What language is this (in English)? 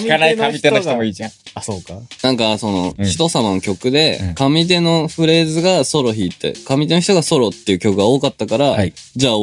Japanese